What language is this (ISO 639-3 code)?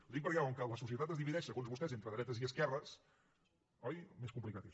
cat